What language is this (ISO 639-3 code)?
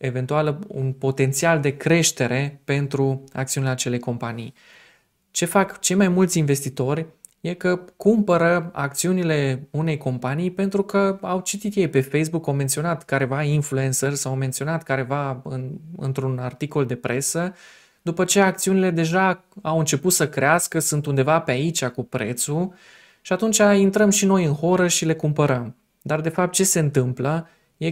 ron